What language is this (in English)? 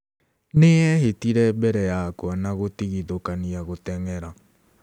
Kikuyu